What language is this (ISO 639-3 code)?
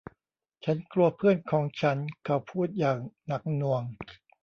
tha